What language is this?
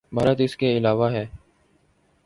Urdu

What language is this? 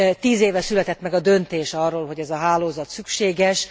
Hungarian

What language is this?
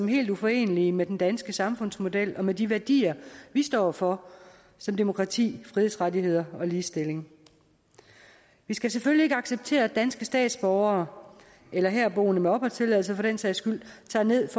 Danish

